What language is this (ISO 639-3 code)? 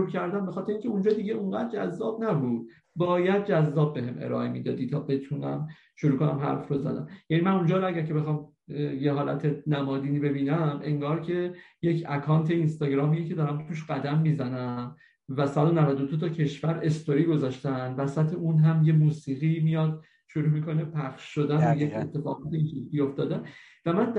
fas